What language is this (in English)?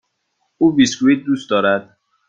Persian